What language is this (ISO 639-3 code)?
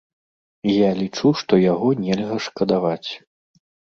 bel